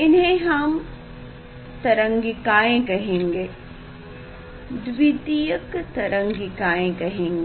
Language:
Hindi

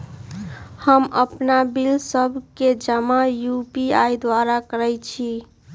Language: Magahi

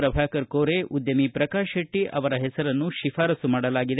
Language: Kannada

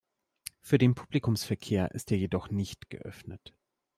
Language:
German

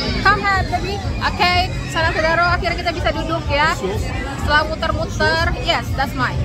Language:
Indonesian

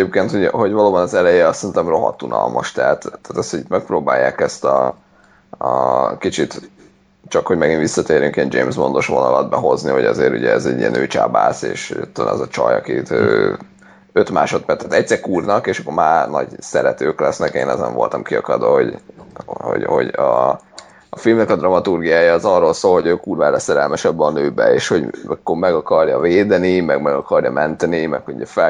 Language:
Hungarian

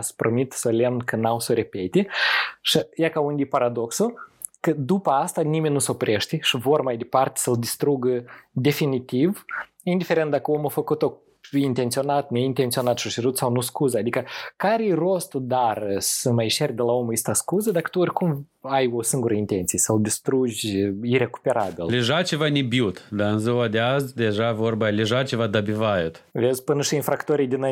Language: Romanian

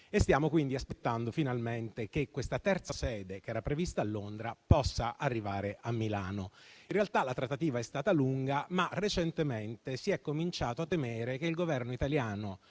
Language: Italian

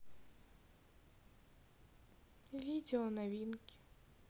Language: Russian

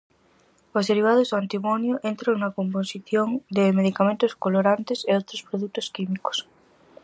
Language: Galician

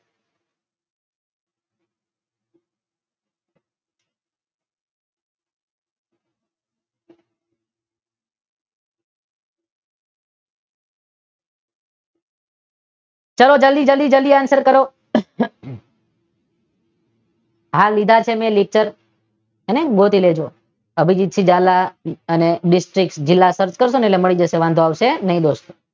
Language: Gujarati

